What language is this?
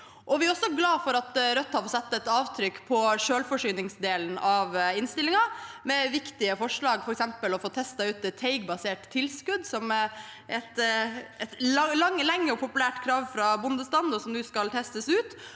Norwegian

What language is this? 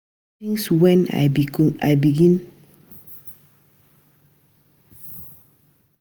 Nigerian Pidgin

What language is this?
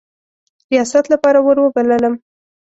Pashto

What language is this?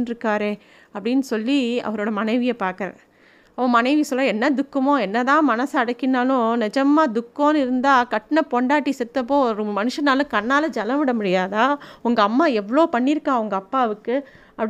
Tamil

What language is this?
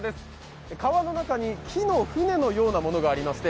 Japanese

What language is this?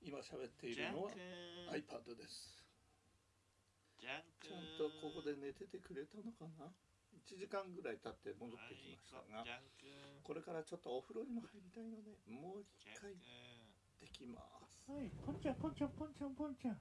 Japanese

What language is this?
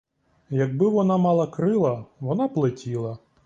Ukrainian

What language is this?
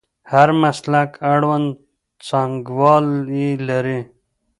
Pashto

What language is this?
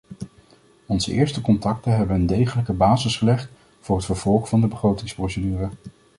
Dutch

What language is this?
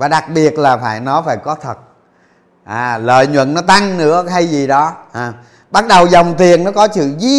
Vietnamese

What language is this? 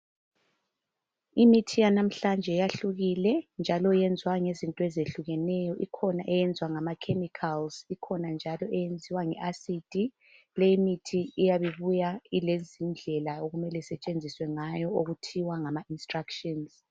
North Ndebele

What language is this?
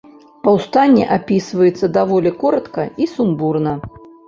Belarusian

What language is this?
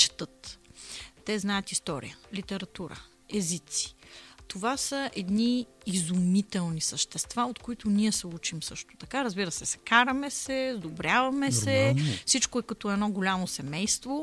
Bulgarian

